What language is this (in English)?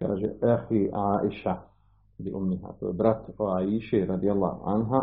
Croatian